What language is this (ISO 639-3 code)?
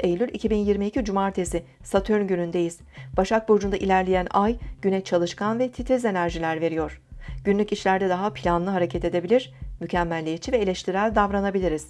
tur